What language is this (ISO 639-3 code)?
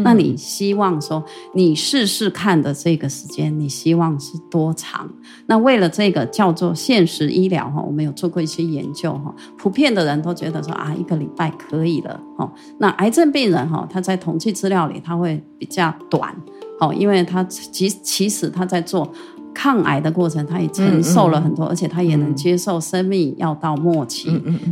zho